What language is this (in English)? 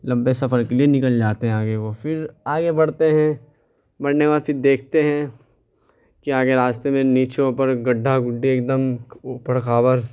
Urdu